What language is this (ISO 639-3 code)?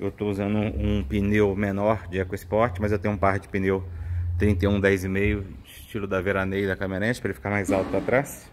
por